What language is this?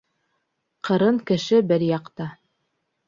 Bashkir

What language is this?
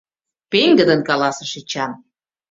Mari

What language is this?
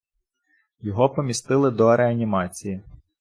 Ukrainian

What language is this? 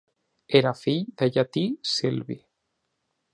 Catalan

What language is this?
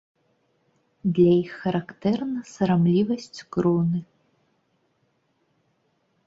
Belarusian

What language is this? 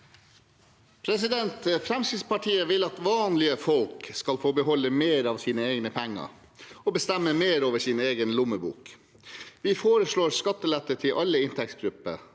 Norwegian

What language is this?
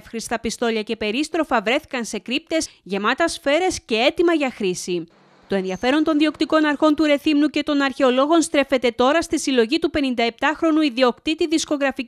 Greek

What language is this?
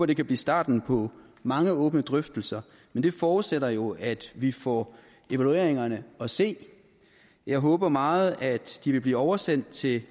Danish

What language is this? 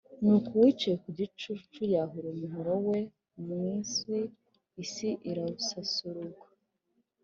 Kinyarwanda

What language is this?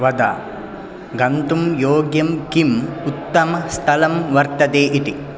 Sanskrit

